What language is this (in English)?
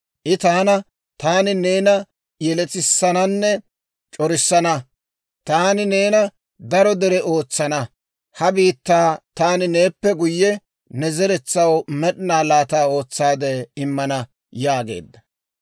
Dawro